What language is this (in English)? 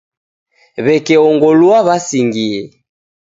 Taita